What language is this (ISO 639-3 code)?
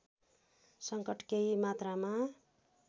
nep